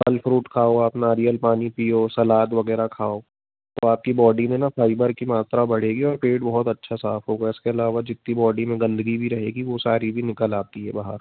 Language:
Hindi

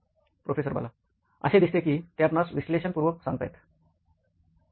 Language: Marathi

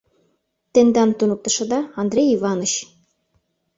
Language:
Mari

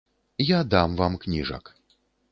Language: Belarusian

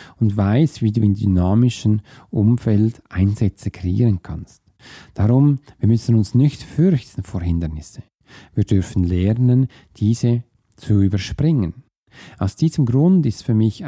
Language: German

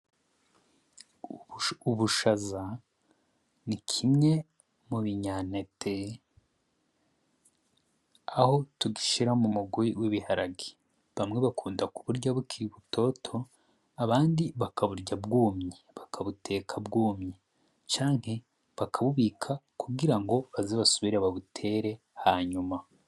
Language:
Rundi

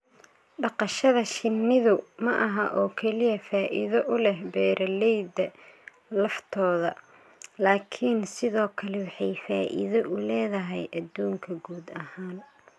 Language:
Somali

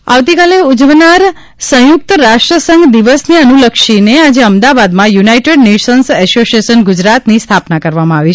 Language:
Gujarati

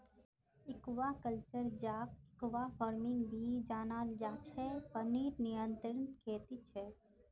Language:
Magahi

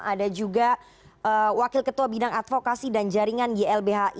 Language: Indonesian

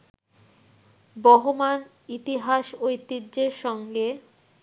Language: Bangla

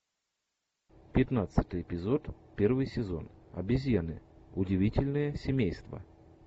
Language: Russian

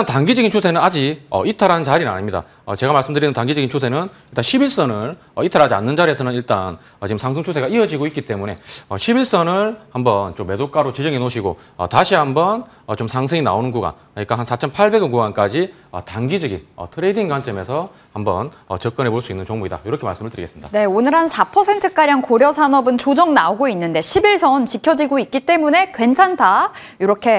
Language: Korean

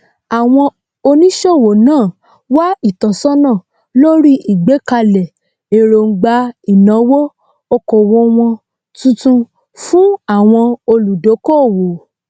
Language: Yoruba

